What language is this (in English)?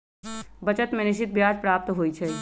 Magahi